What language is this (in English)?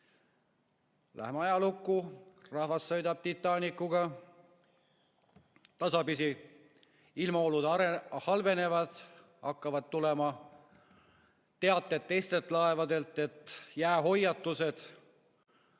Estonian